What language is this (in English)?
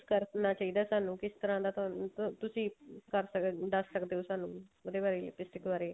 Punjabi